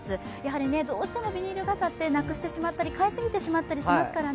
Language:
Japanese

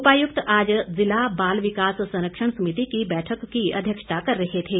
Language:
Hindi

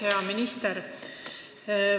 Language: Estonian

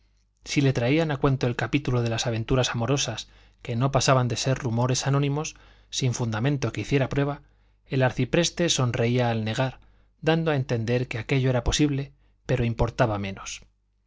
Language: Spanish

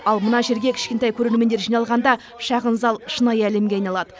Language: Kazakh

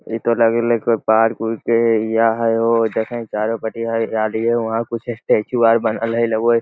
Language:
Magahi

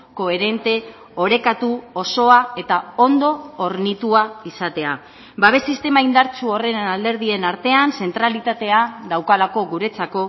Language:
Basque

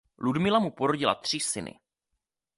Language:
Czech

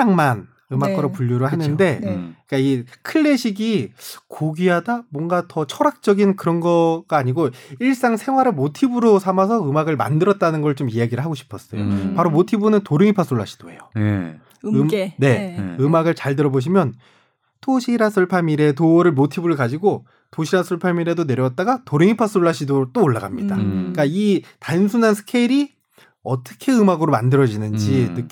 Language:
Korean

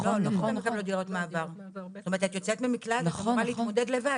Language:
Hebrew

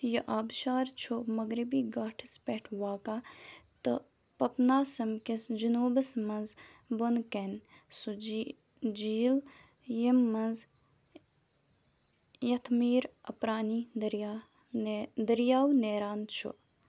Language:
Kashmiri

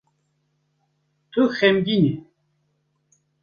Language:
Kurdish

